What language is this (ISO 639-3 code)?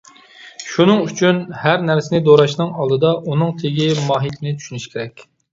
uig